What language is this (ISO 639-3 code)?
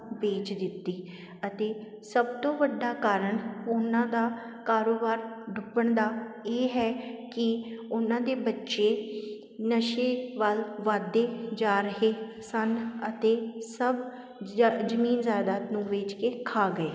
pan